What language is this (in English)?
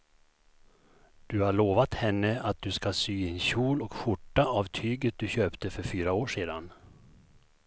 Swedish